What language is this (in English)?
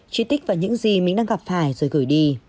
Vietnamese